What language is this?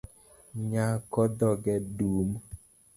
Luo (Kenya and Tanzania)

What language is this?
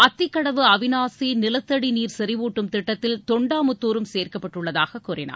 Tamil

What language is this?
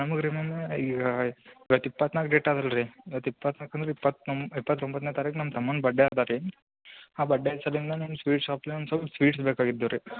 Kannada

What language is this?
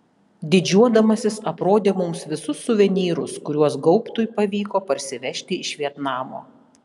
Lithuanian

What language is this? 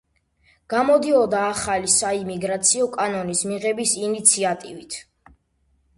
Georgian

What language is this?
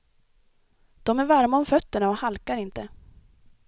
Swedish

